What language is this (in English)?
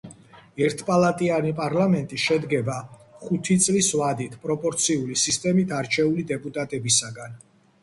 Georgian